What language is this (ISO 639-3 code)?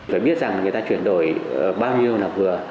vie